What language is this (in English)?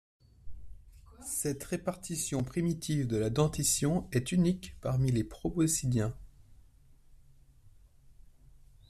French